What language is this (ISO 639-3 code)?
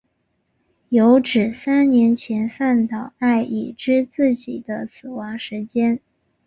zho